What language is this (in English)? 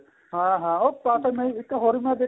Punjabi